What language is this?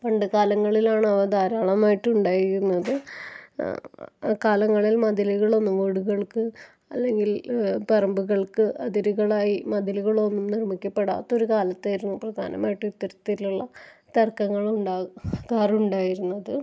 Malayalam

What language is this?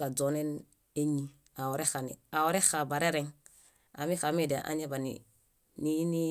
Bayot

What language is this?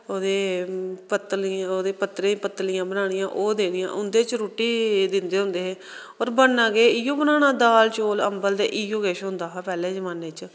Dogri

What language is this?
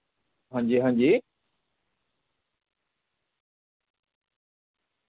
Dogri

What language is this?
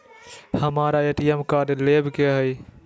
Magahi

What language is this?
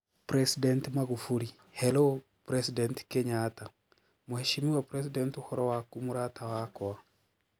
Kikuyu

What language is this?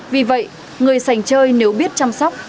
Vietnamese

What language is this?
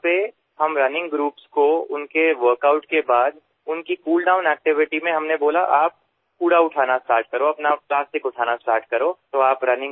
Assamese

